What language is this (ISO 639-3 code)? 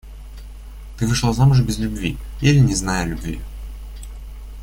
rus